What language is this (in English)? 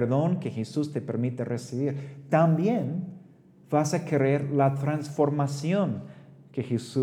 Spanish